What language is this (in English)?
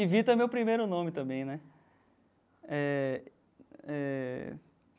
Portuguese